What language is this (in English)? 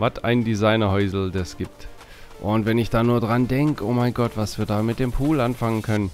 German